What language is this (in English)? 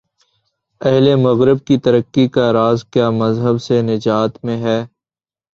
Urdu